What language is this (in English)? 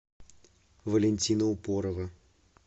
Russian